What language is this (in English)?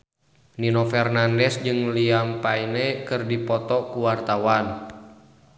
Sundanese